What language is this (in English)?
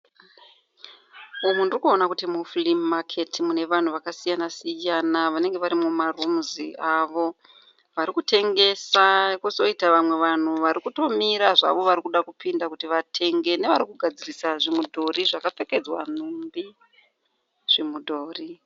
Shona